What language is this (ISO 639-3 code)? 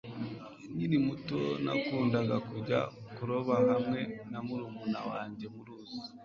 kin